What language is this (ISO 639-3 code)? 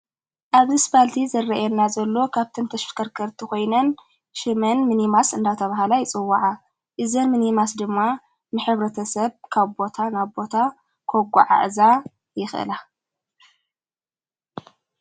tir